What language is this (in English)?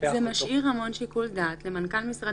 Hebrew